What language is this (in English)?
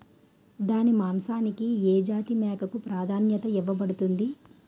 Telugu